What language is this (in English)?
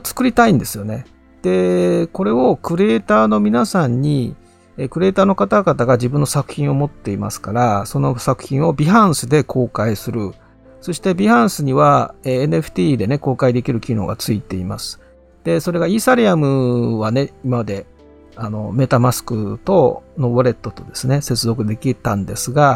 Japanese